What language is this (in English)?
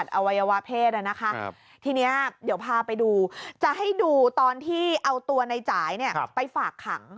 Thai